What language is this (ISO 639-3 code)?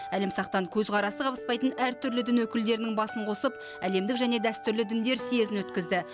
kaz